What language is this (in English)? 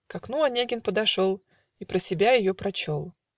Russian